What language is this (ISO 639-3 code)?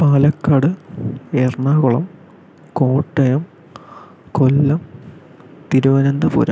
mal